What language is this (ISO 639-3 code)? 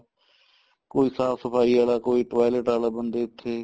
pan